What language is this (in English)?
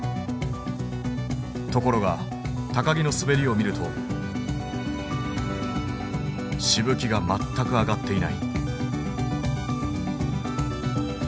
Japanese